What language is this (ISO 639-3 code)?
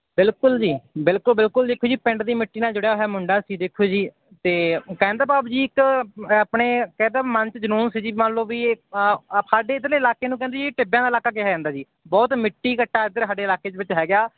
pan